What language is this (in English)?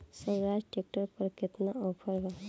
Bhojpuri